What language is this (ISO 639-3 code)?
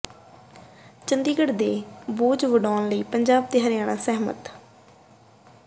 pan